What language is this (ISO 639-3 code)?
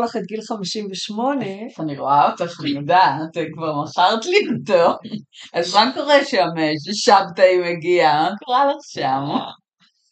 heb